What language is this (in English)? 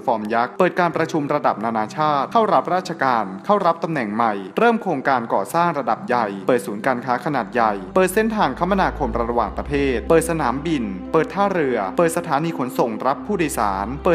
Thai